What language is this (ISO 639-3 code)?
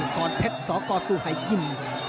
tha